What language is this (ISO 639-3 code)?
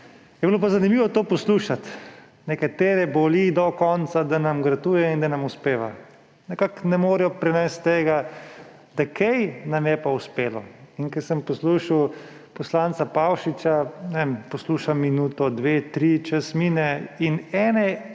slv